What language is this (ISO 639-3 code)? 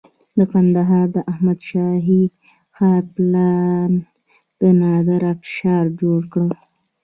pus